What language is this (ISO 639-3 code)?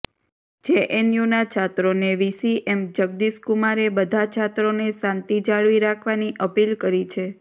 guj